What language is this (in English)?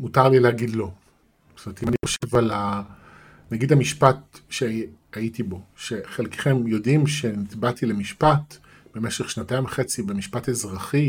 Hebrew